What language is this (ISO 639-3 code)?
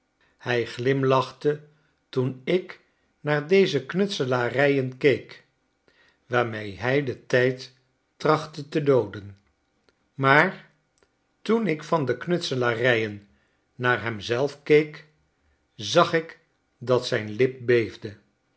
nld